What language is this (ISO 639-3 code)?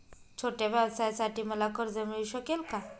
mar